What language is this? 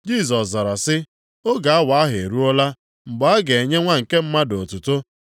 Igbo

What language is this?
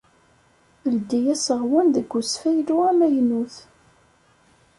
Kabyle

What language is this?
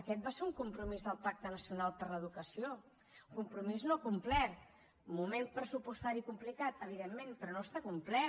Catalan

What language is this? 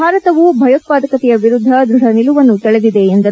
Kannada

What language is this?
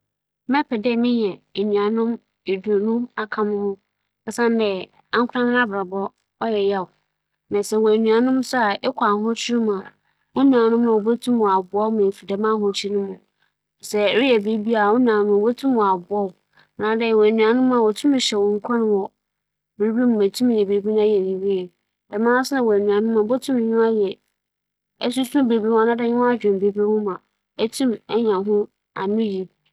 Akan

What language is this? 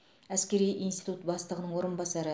Kazakh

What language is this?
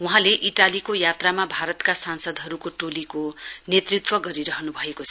Nepali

